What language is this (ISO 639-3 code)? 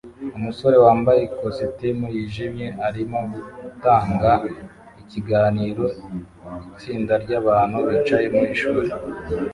kin